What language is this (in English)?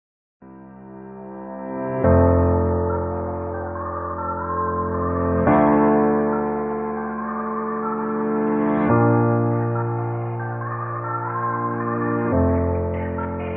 English